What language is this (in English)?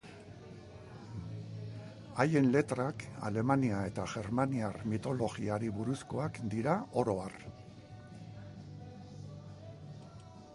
Basque